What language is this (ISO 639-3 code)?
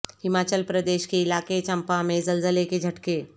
urd